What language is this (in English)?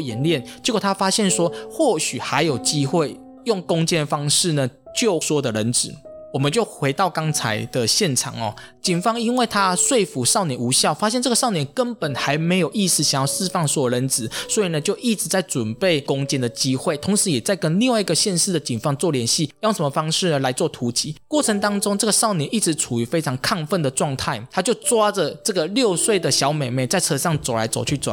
Chinese